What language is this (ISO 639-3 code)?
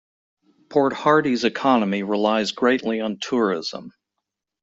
eng